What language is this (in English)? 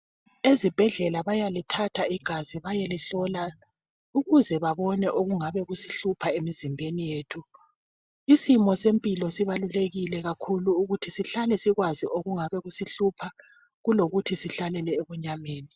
North Ndebele